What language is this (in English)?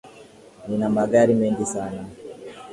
Swahili